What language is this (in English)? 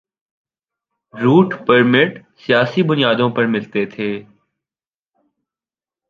Urdu